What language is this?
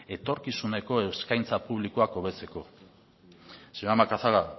Basque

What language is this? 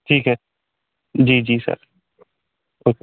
Hindi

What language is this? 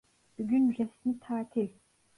Turkish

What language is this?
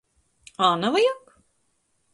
Latgalian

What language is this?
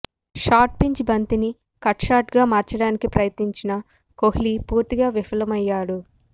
Telugu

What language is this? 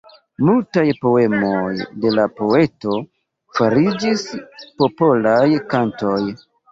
Esperanto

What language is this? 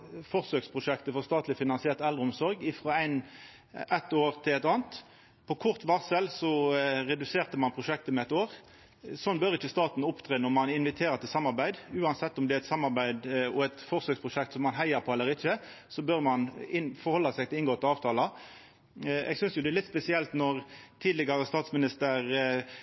Norwegian Nynorsk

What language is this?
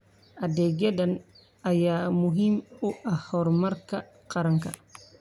Somali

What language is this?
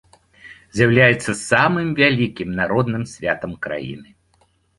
Belarusian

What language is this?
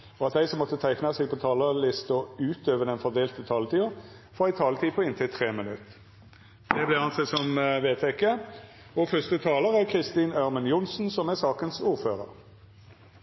Norwegian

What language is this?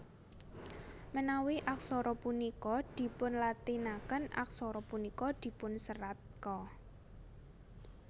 Javanese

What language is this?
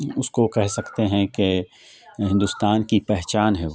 Urdu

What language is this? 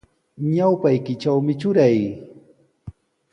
Sihuas Ancash Quechua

